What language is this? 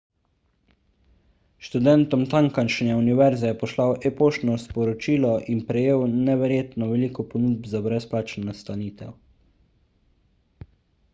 Slovenian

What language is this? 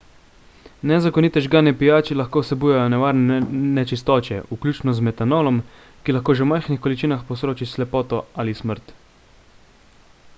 Slovenian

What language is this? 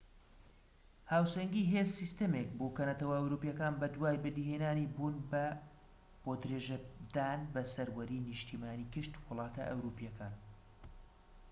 Central Kurdish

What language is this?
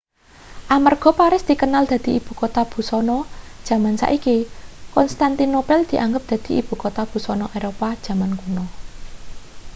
Javanese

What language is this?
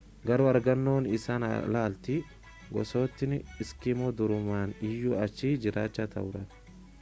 Oromo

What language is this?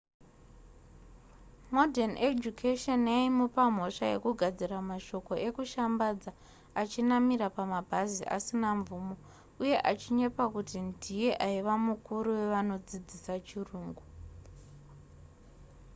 Shona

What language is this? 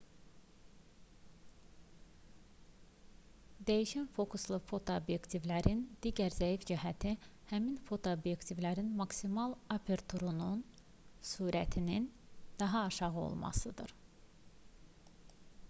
Azerbaijani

